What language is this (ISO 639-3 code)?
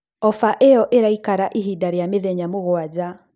kik